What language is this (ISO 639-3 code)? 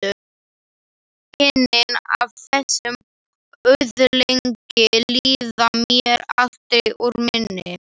isl